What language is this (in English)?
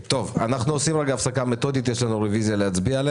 Hebrew